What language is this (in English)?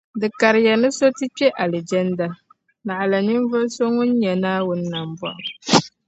Dagbani